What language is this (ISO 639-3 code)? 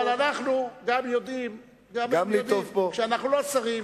heb